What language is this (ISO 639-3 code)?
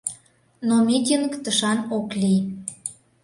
chm